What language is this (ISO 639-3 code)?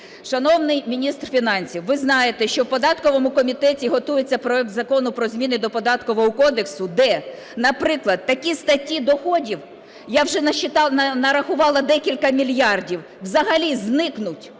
ukr